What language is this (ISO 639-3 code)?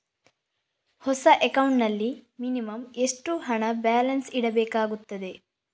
kan